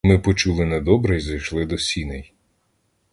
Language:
Ukrainian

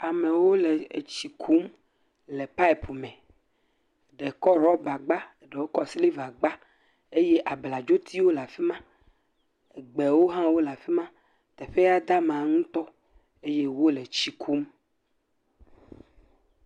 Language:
Ewe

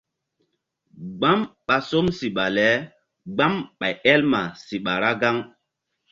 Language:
Mbum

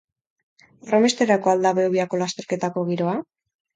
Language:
Basque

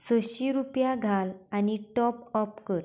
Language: Konkani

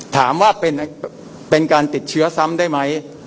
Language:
Thai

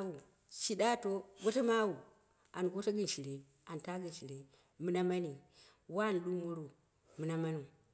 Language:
Dera (Nigeria)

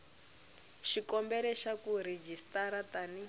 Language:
Tsonga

